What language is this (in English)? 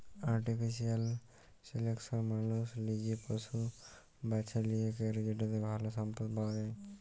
Bangla